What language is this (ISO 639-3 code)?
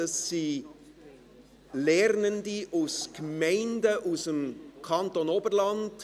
gsw